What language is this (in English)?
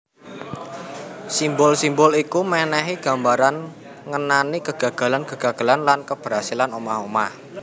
Javanese